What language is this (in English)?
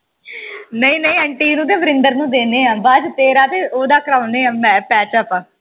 Punjabi